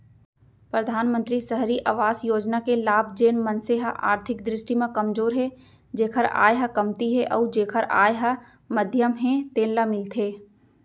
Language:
Chhattisgarhi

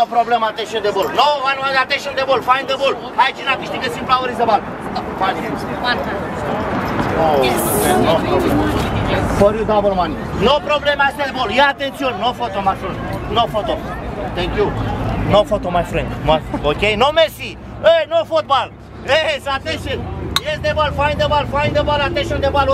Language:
Romanian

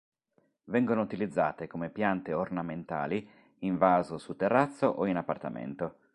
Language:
Italian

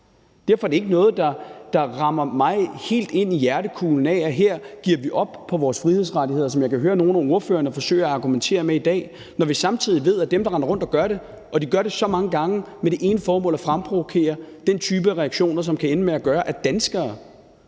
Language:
Danish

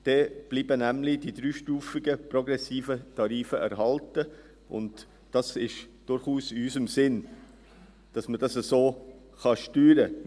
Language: Swiss German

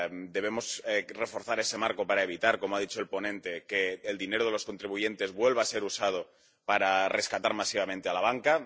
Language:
Spanish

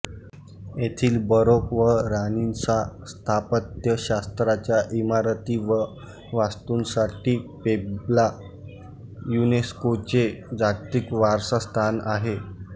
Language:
Marathi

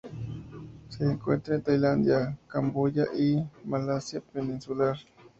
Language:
Spanish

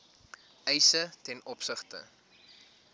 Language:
Afrikaans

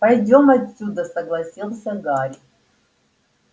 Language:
Russian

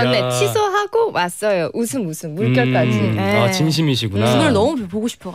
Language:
Korean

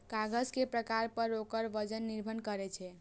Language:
Maithili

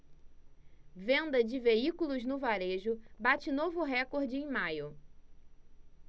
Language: Portuguese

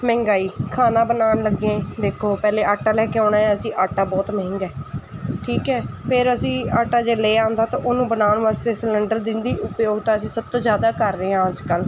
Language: Punjabi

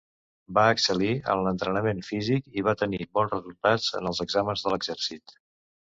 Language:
Catalan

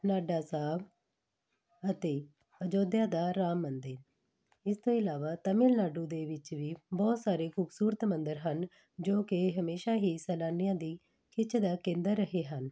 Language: Punjabi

